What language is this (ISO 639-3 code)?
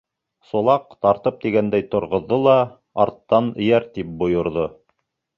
bak